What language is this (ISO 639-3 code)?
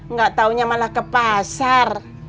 ind